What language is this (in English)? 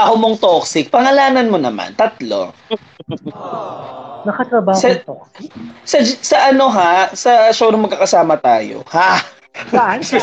Filipino